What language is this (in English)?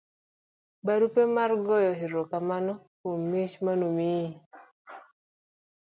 Luo (Kenya and Tanzania)